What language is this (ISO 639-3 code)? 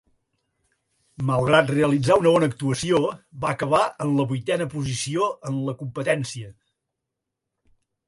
cat